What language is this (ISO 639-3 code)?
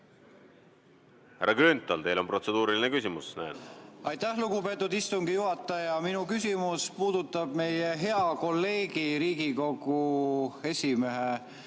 est